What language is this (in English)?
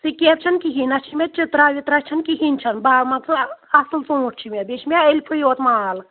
Kashmiri